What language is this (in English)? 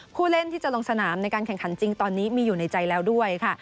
Thai